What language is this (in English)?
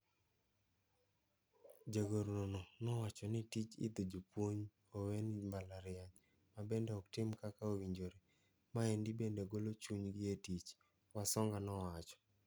Luo (Kenya and Tanzania)